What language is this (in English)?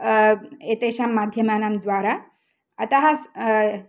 Sanskrit